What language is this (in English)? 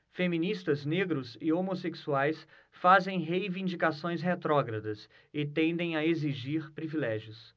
Portuguese